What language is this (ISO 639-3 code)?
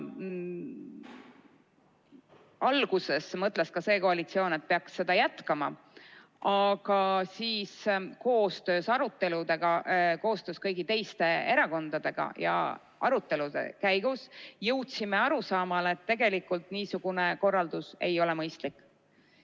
est